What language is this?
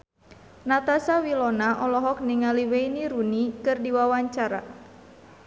Sundanese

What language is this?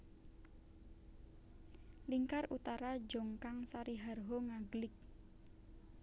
Javanese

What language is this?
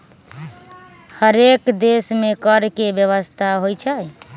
Magahi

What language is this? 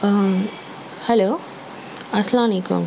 Urdu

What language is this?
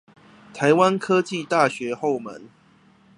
Chinese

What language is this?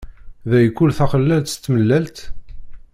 Kabyle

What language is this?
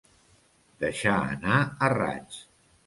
Catalan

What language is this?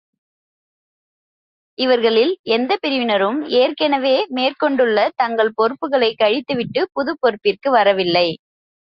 Tamil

